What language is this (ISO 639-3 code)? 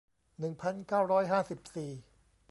tha